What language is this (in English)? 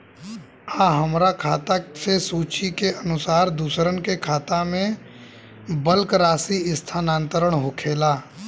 Bhojpuri